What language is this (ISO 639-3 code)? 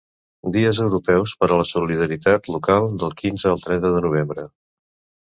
cat